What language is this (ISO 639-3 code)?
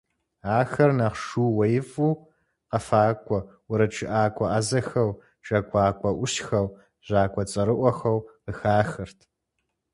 kbd